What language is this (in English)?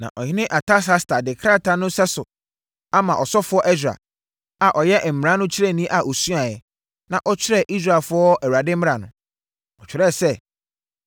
Akan